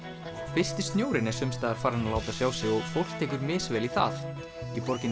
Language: Icelandic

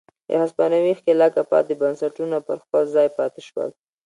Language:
Pashto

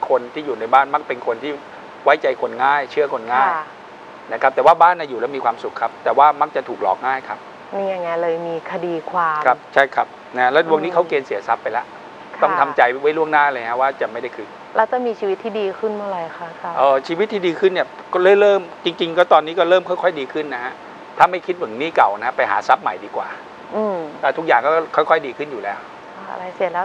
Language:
Thai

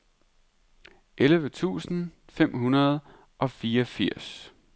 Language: Danish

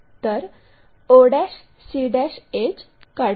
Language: Marathi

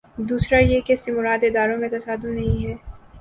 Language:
Urdu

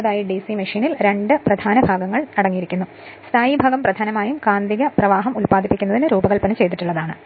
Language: Malayalam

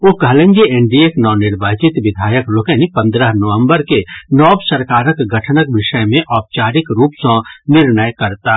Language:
Maithili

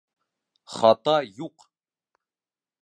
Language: Bashkir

